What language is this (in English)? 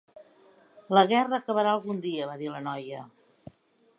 Catalan